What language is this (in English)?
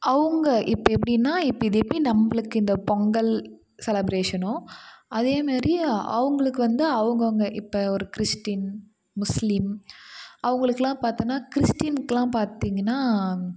Tamil